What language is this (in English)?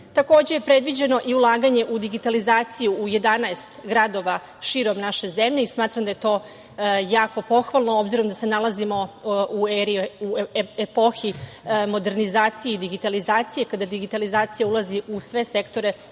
Serbian